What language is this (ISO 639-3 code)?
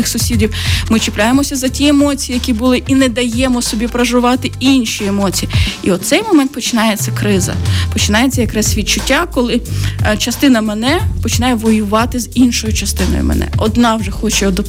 ukr